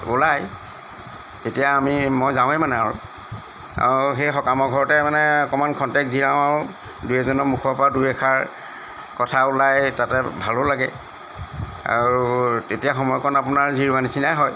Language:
Assamese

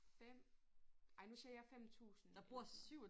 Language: Danish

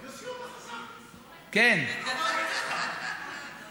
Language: Hebrew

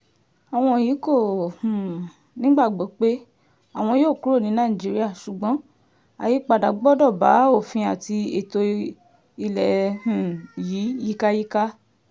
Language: Yoruba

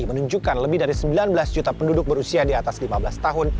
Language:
Indonesian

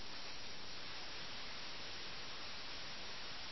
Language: Malayalam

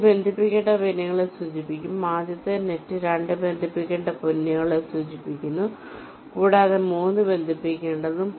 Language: Malayalam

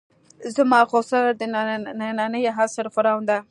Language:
Pashto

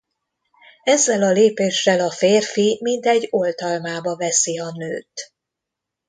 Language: Hungarian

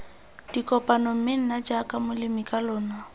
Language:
Tswana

